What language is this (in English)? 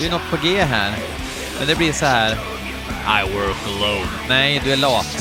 Swedish